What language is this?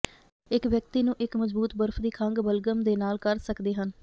Punjabi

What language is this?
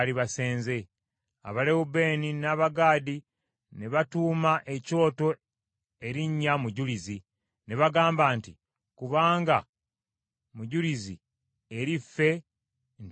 Ganda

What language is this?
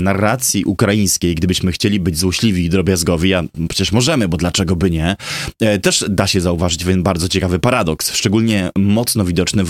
Polish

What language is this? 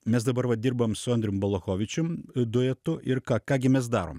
Lithuanian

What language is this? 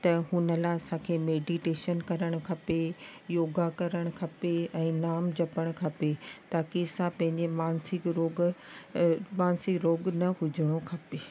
Sindhi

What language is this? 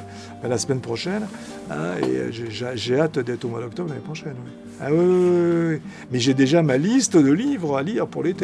French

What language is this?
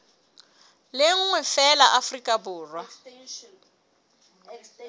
Southern Sotho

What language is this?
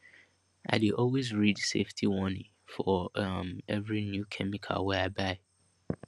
Nigerian Pidgin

